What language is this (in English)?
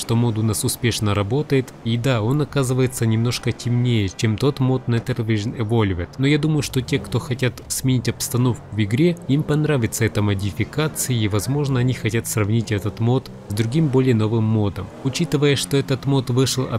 Russian